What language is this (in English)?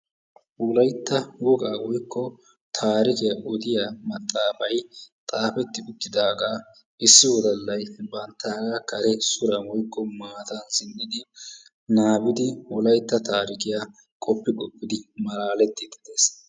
Wolaytta